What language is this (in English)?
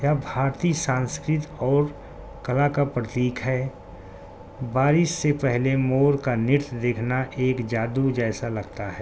Urdu